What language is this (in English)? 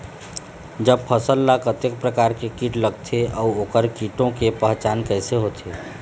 Chhattisgarhi